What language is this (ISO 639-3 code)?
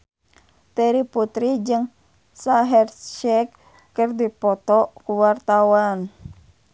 sun